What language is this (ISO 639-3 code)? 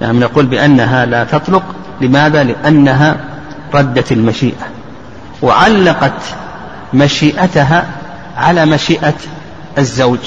ara